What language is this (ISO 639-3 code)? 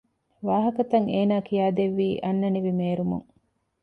div